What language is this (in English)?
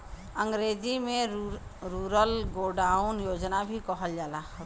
Bhojpuri